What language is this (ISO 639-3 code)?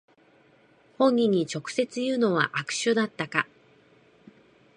jpn